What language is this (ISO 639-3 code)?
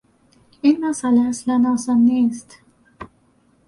fas